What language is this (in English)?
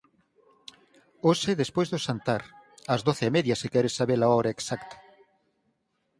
Galician